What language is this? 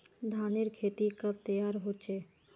Magahi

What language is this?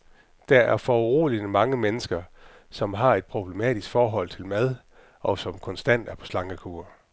Danish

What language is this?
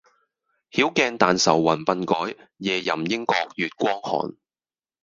Cantonese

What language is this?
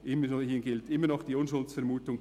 Swiss German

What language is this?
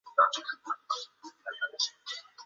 Chinese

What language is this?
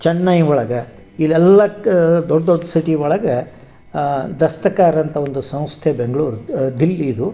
Kannada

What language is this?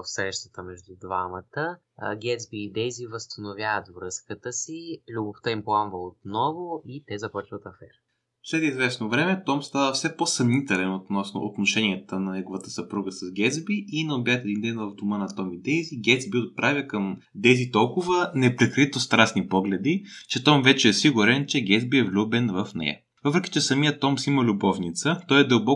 Bulgarian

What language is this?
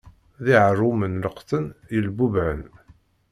Kabyle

